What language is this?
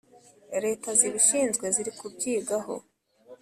Kinyarwanda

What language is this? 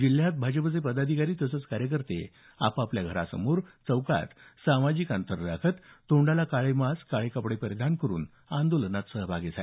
Marathi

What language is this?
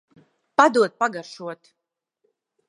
Latvian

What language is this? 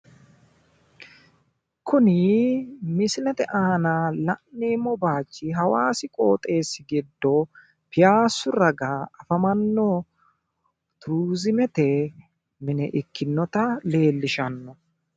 Sidamo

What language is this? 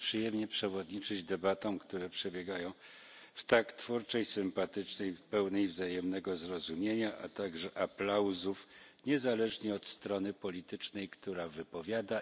Polish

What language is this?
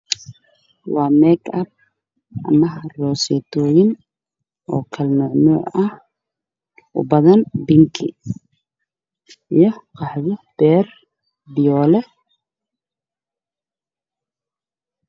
Somali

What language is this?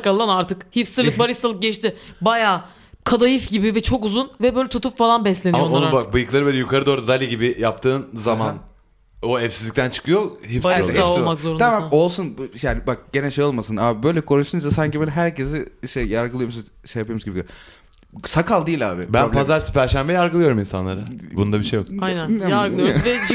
Turkish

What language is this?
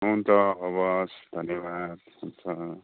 Nepali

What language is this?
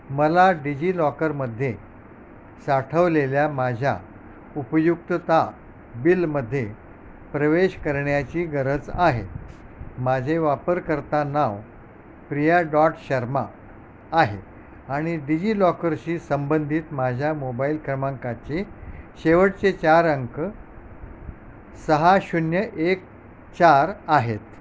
Marathi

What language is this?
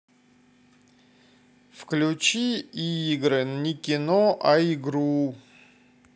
Russian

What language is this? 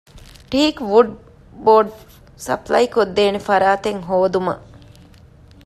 Divehi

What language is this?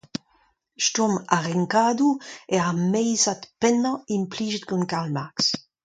Breton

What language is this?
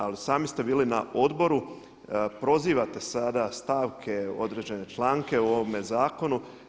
Croatian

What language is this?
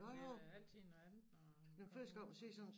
Danish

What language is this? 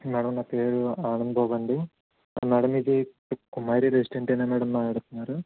Telugu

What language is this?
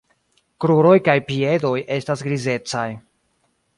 Esperanto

